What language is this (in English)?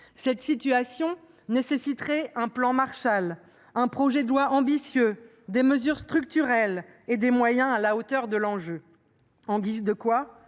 French